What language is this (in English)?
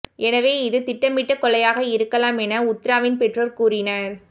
Tamil